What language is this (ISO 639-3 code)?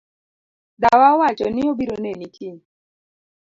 luo